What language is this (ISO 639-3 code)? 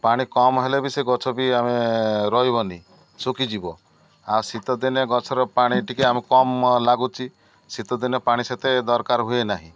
ori